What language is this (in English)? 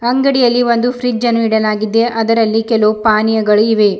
Kannada